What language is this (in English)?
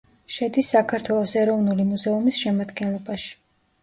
Georgian